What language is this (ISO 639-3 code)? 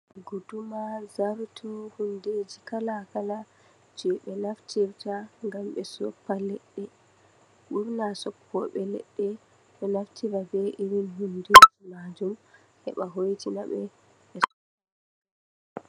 ful